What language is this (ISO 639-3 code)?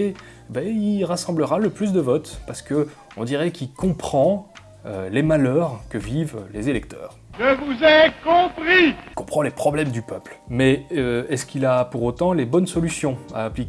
fra